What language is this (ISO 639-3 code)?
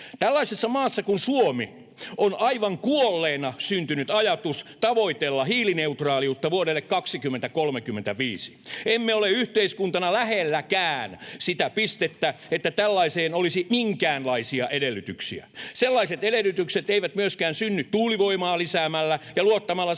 fin